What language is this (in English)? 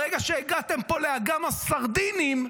Hebrew